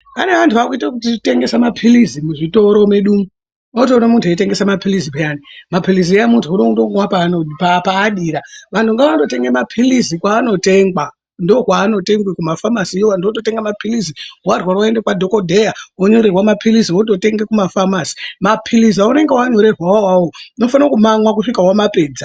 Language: Ndau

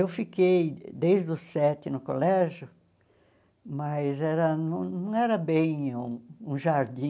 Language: Portuguese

